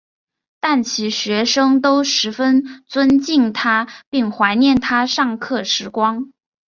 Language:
Chinese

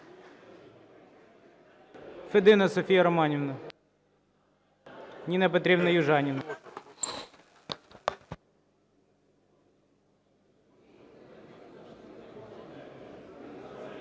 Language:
Ukrainian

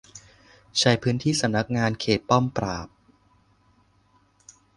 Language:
Thai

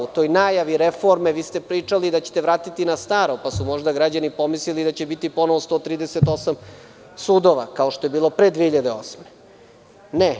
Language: Serbian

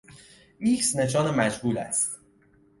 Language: Persian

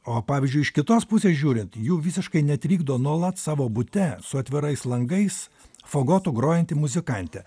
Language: Lithuanian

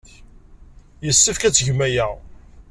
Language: Kabyle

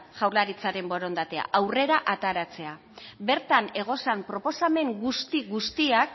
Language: Basque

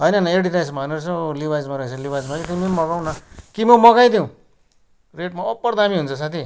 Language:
Nepali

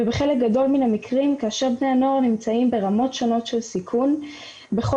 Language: Hebrew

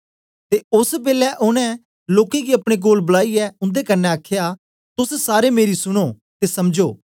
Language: Dogri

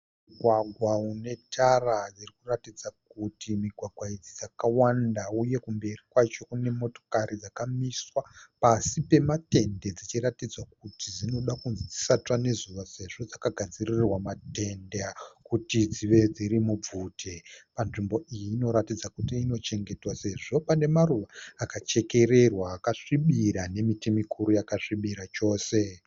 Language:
Shona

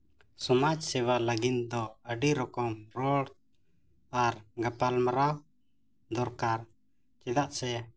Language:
Santali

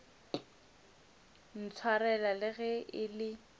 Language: Northern Sotho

